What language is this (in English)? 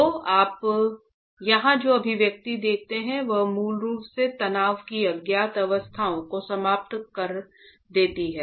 Hindi